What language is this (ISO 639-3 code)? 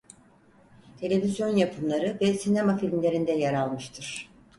tur